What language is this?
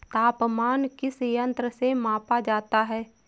Hindi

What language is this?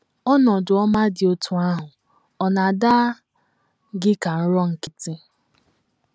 Igbo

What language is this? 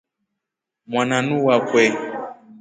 Rombo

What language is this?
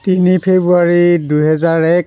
Assamese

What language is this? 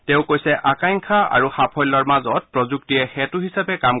Assamese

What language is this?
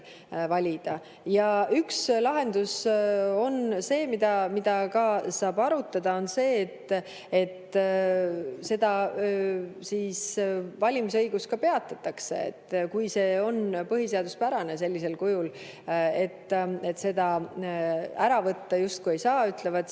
Estonian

